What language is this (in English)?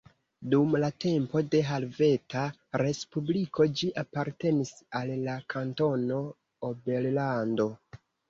Esperanto